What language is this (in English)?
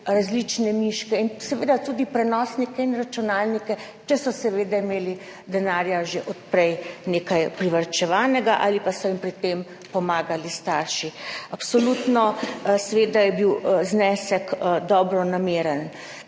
Slovenian